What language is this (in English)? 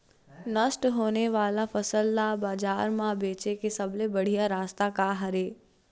Chhattisgarhi